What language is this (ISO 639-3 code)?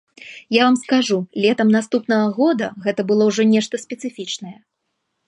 bel